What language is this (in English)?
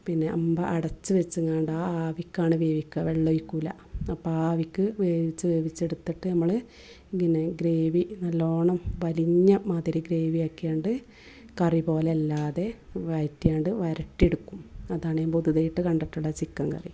Malayalam